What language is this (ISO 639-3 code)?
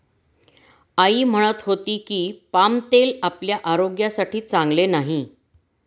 mar